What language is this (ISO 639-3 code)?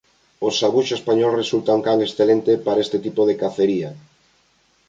glg